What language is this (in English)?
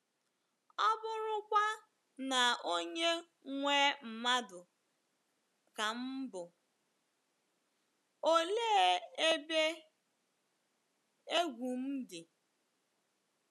Igbo